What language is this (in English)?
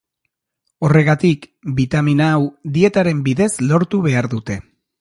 Basque